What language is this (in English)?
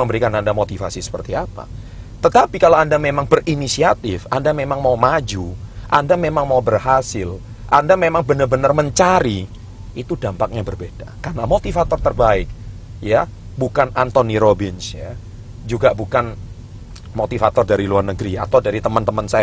Indonesian